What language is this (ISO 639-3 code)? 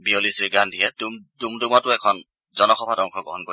asm